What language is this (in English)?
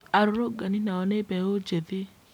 Kikuyu